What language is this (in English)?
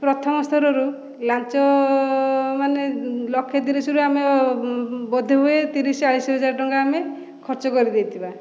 Odia